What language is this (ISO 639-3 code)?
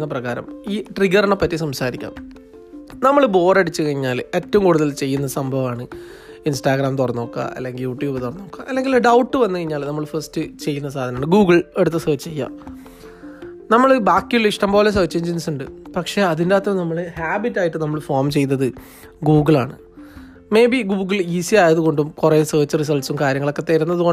mal